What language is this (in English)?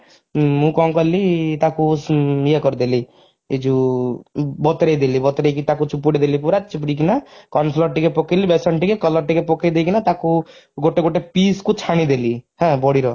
Odia